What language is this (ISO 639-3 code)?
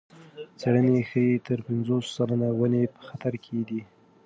pus